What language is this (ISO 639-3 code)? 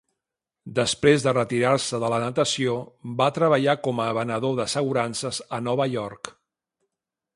cat